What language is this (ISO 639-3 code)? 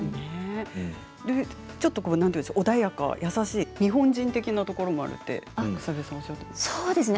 jpn